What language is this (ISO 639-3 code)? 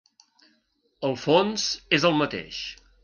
cat